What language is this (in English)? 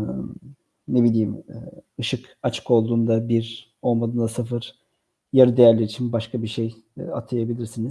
Turkish